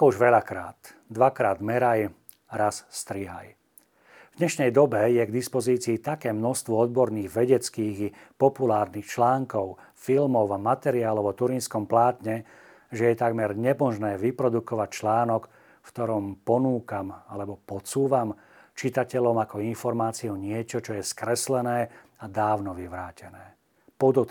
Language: Slovak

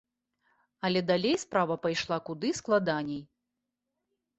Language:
Belarusian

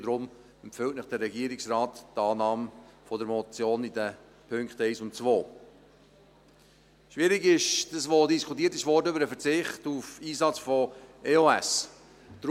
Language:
Swiss German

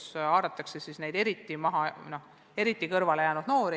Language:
Estonian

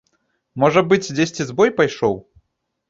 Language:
Belarusian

